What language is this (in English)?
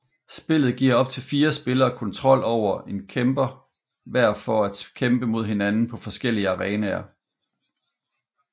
Danish